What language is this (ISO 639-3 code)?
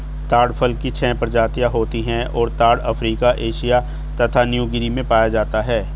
hin